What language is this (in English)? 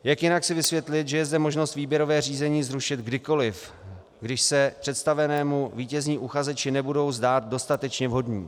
Czech